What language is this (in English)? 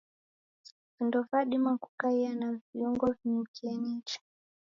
Taita